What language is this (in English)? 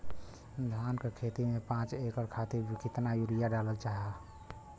Bhojpuri